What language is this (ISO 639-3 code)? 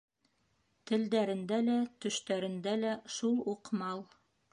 bak